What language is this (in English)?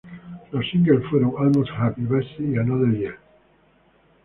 Spanish